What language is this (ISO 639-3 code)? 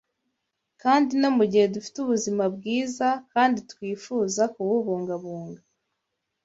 kin